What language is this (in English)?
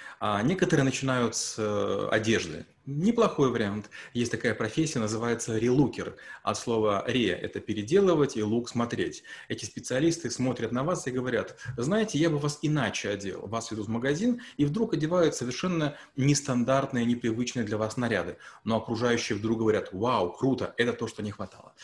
Russian